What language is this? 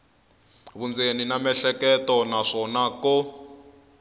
Tsonga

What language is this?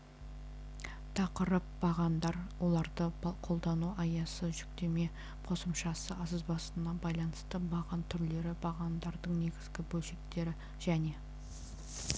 Kazakh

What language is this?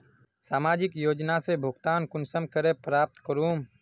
Magahi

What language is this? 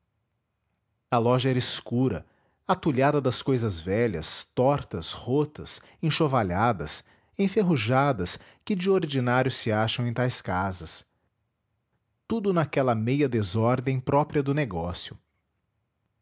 Portuguese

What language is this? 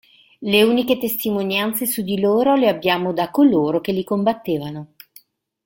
Italian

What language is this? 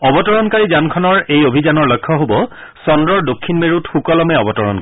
Assamese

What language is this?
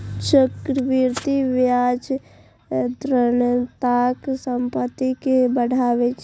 Maithili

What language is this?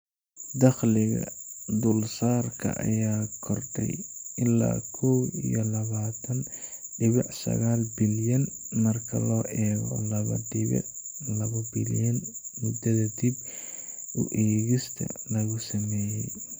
Somali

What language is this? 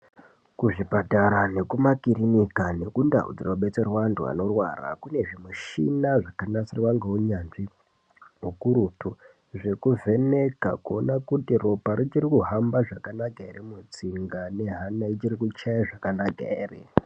Ndau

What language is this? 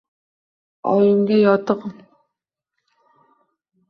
Uzbek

